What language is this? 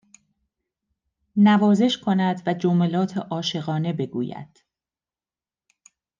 Persian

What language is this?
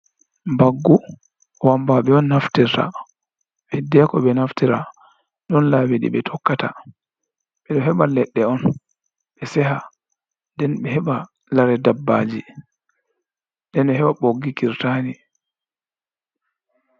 Fula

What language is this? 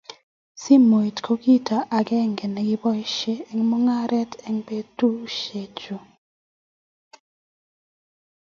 Kalenjin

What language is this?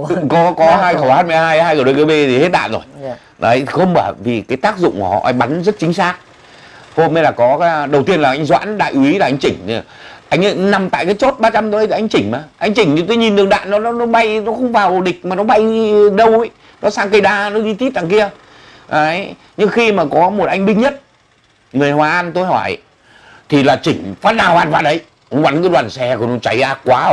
Vietnamese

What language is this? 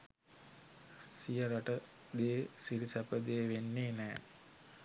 Sinhala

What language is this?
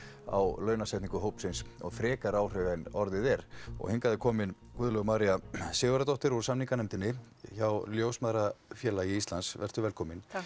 Icelandic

